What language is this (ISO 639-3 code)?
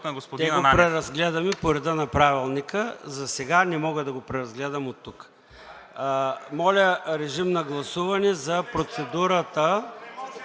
bul